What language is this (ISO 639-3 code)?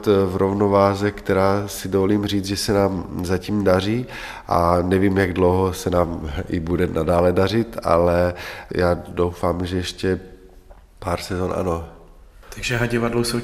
ces